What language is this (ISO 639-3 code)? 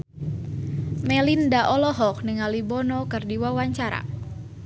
sun